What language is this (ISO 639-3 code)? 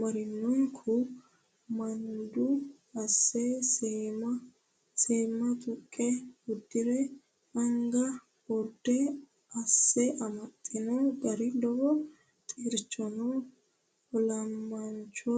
sid